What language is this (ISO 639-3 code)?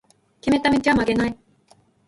jpn